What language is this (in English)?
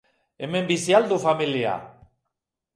Basque